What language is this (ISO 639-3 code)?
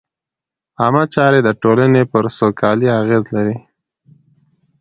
pus